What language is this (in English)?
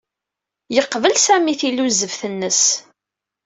Kabyle